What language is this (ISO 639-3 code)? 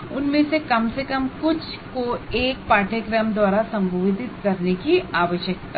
hin